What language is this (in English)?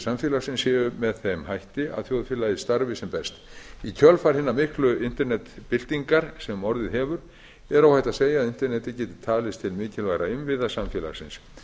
Icelandic